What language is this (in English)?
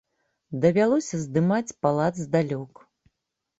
Belarusian